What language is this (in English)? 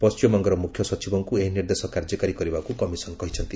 Odia